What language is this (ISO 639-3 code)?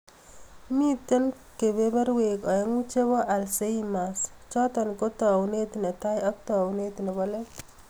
kln